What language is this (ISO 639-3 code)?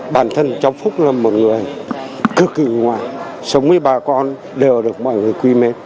vie